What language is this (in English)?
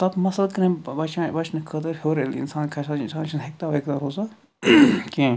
Kashmiri